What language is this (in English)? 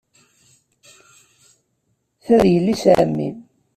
Kabyle